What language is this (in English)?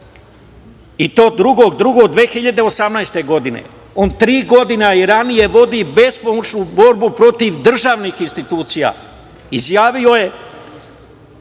Serbian